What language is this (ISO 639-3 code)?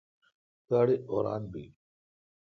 xka